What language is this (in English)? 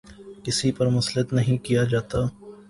Urdu